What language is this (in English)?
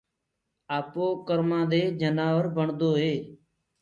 Gurgula